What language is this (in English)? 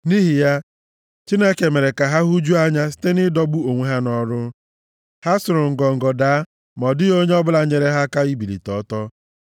Igbo